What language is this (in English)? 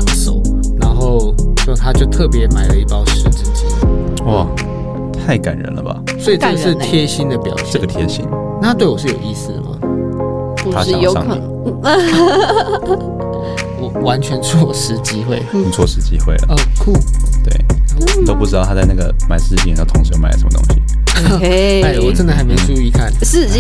Chinese